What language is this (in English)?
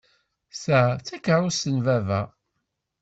Kabyle